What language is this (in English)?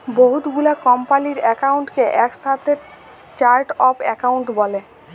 Bangla